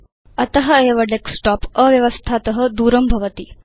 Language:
Sanskrit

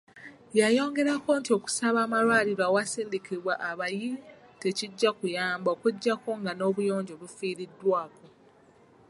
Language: Ganda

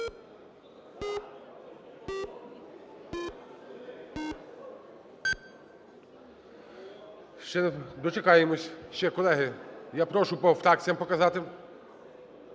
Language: Ukrainian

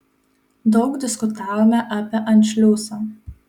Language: Lithuanian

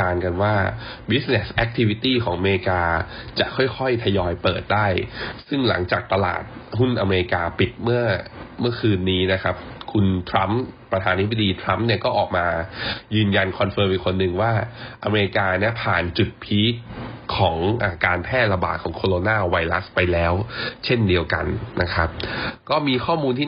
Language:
Thai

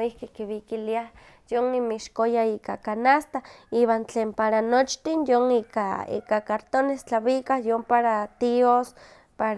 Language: Huaxcaleca Nahuatl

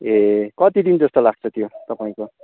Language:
Nepali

